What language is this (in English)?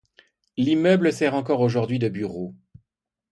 French